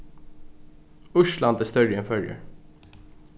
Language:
Faroese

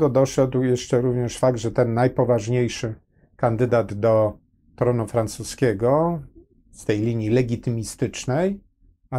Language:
Polish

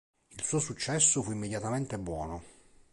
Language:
Italian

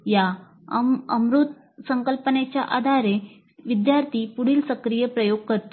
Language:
Marathi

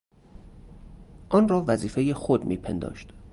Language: Persian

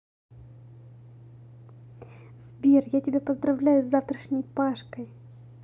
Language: Russian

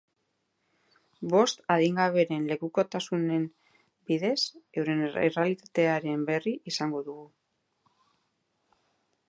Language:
Basque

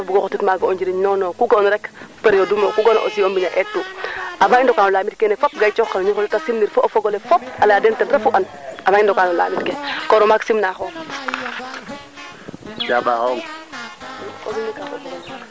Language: Serer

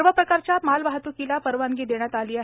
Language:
Marathi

